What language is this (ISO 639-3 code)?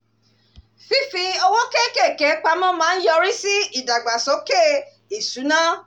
yor